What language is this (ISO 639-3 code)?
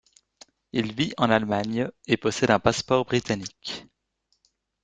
fra